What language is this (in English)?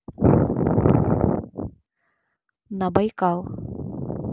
Russian